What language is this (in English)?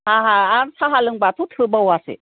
Bodo